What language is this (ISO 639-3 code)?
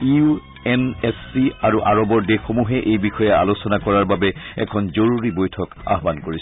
asm